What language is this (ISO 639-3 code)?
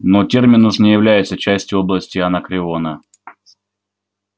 rus